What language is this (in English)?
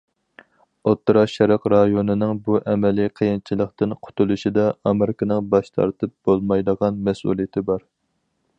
Uyghur